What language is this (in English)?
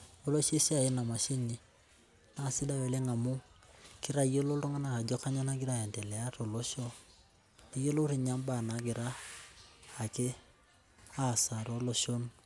Masai